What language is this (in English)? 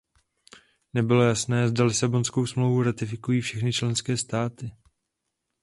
Czech